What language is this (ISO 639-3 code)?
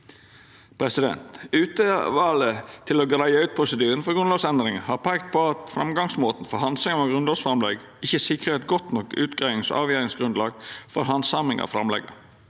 nor